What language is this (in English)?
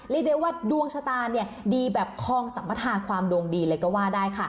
Thai